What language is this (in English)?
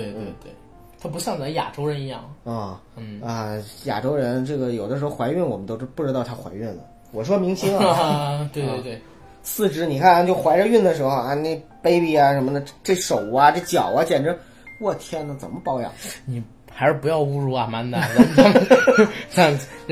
Chinese